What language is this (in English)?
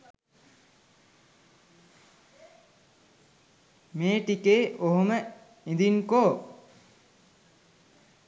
Sinhala